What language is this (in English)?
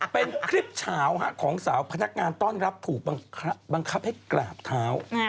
Thai